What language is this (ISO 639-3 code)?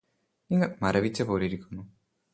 mal